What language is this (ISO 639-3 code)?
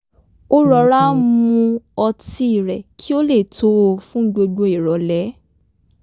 yor